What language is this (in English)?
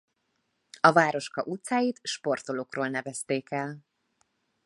Hungarian